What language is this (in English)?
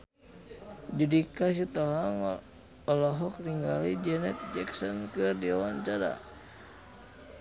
Sundanese